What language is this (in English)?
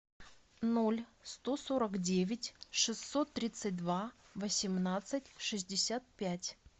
Russian